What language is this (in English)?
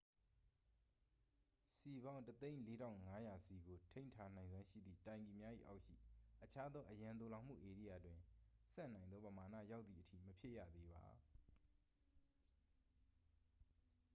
Burmese